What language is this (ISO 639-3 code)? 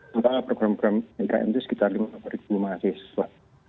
ind